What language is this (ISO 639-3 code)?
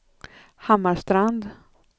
swe